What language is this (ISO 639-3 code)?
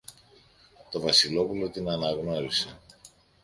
ell